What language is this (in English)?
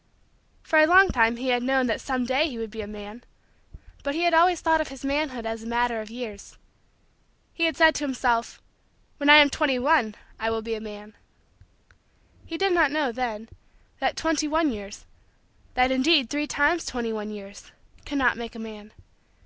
English